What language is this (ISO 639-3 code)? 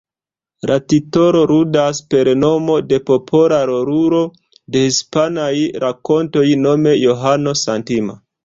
epo